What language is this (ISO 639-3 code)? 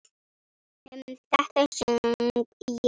isl